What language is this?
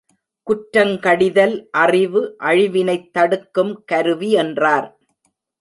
Tamil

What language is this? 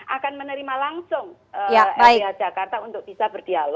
Indonesian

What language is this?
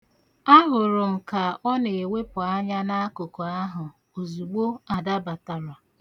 Igbo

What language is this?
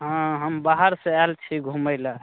Maithili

